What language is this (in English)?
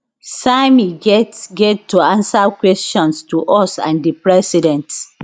Nigerian Pidgin